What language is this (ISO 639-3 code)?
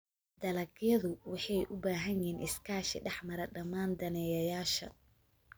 som